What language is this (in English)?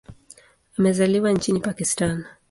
Swahili